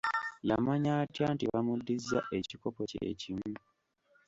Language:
Ganda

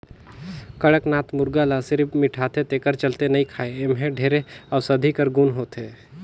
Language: Chhattisgarhi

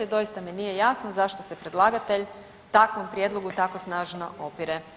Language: Croatian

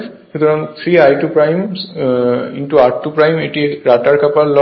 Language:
Bangla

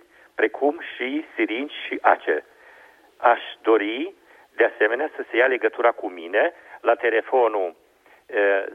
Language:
Romanian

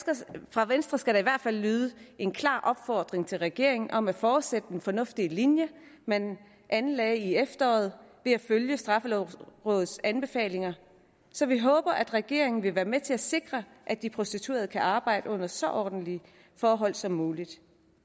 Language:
Danish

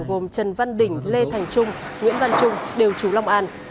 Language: Vietnamese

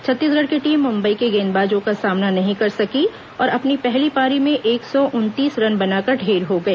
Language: Hindi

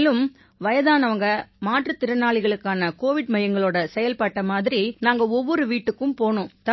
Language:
Tamil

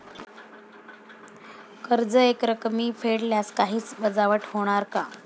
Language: Marathi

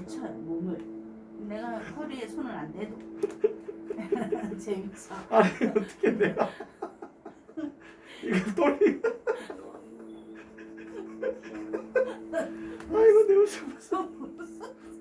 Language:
Korean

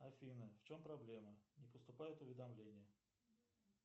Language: Russian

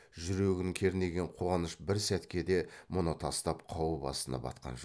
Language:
Kazakh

